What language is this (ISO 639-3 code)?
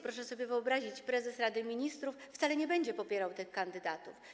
pol